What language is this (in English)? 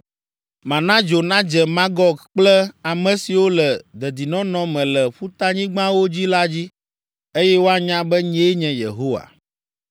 Ewe